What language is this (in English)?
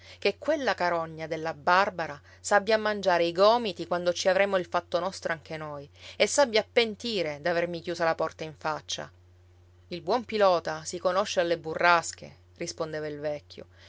Italian